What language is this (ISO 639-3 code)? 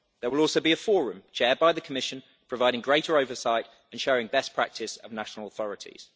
eng